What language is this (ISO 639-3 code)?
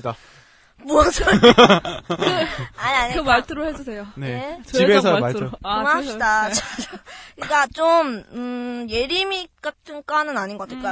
kor